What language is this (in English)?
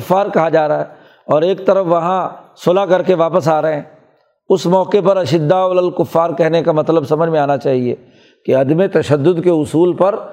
Urdu